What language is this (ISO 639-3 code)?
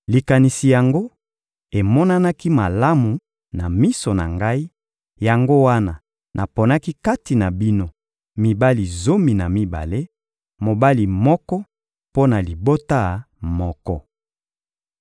lin